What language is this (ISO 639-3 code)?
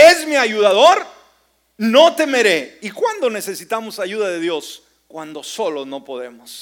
spa